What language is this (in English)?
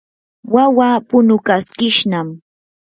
Yanahuanca Pasco Quechua